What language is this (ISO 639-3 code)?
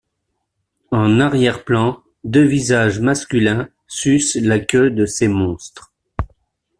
fra